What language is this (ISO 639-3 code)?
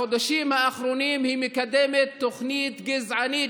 heb